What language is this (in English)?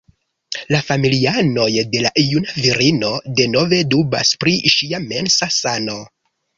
Esperanto